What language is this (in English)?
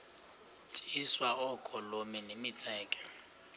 Xhosa